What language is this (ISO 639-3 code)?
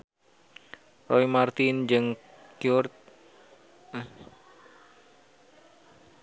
sun